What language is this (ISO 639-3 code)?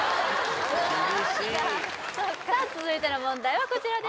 jpn